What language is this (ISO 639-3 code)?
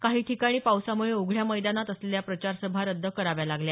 mar